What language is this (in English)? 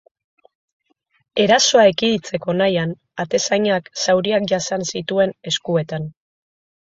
Basque